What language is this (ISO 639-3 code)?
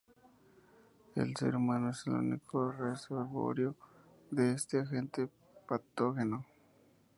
spa